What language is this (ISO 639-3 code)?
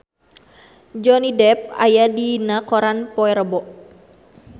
sun